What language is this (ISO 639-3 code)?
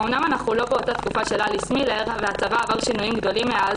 heb